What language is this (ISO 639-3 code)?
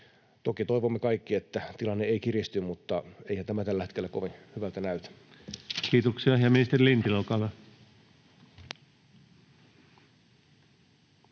fin